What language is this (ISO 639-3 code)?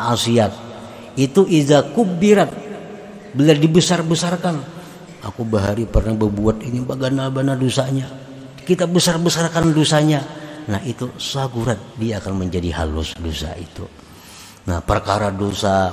ind